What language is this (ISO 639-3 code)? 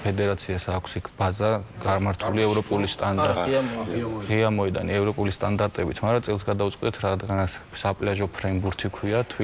ron